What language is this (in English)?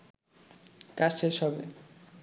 Bangla